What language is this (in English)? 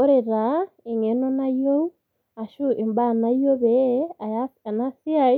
Masai